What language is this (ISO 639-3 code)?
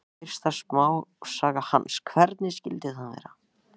isl